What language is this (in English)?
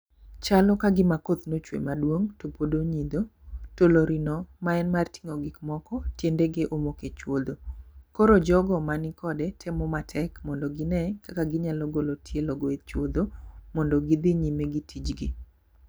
Luo (Kenya and Tanzania)